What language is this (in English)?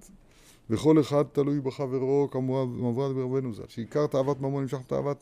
Hebrew